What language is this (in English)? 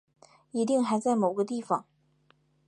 Chinese